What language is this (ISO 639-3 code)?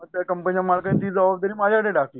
mar